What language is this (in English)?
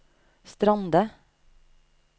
Norwegian